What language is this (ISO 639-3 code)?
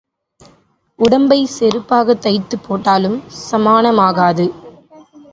tam